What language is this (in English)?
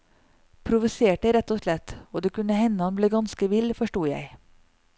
Norwegian